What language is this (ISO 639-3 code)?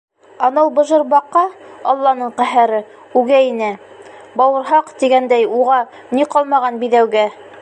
bak